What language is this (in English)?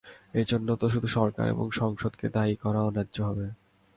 Bangla